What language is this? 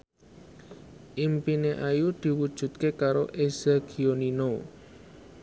Javanese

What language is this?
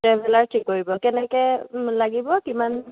Assamese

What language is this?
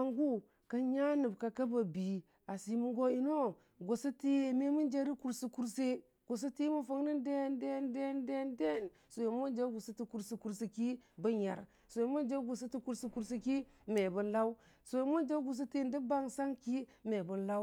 Dijim-Bwilim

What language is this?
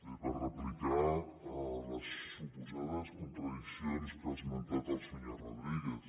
Catalan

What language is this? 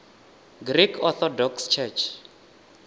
Venda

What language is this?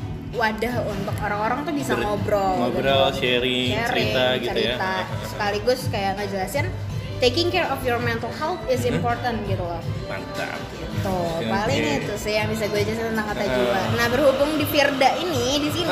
Indonesian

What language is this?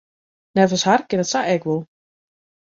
Western Frisian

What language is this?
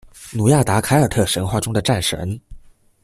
Chinese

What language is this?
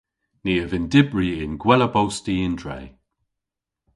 Cornish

